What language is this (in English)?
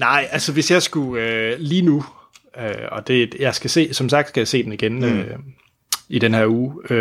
Danish